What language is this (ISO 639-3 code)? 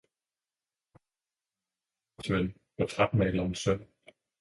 dan